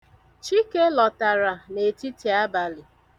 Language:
Igbo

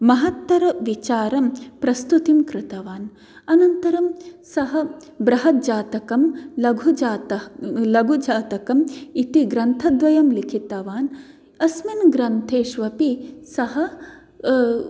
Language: Sanskrit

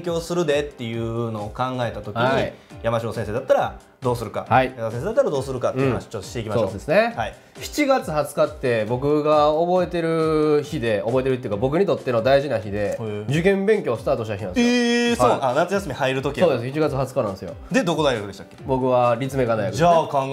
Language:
Japanese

